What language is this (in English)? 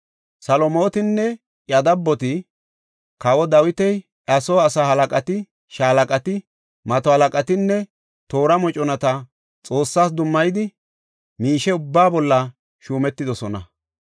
Gofa